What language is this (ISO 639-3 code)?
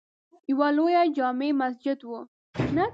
pus